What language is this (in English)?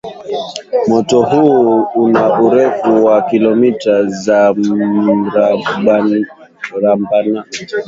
Swahili